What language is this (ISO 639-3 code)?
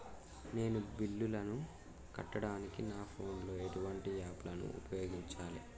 tel